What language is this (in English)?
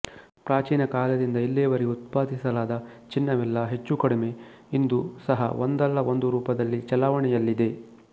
Kannada